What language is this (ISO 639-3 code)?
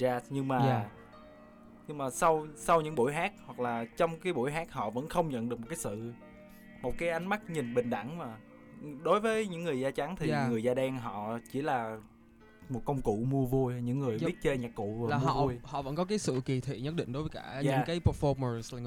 vie